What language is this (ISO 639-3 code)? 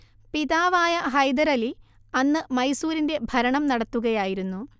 mal